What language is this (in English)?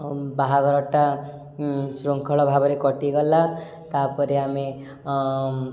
Odia